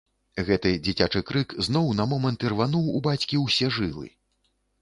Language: Belarusian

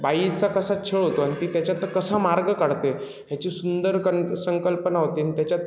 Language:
Marathi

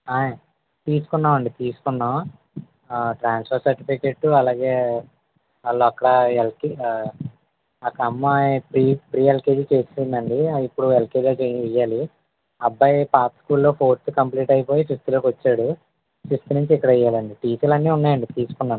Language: Telugu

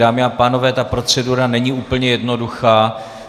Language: Czech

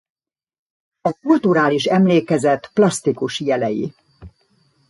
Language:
Hungarian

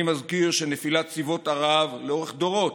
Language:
Hebrew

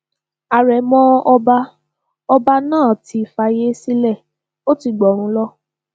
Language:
Yoruba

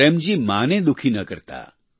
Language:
Gujarati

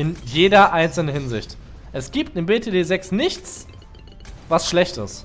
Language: German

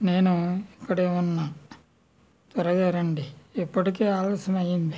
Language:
Telugu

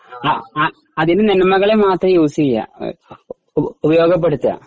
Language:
Malayalam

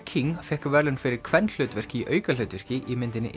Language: Icelandic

